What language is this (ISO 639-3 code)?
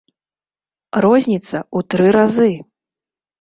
bel